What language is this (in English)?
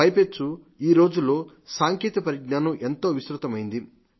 Telugu